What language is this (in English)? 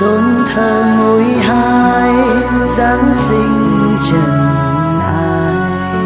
Vietnamese